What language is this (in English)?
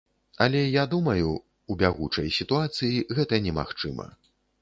Belarusian